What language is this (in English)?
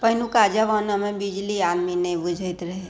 Maithili